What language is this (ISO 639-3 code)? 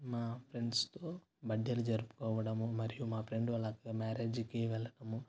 tel